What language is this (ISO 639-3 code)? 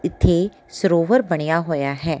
pan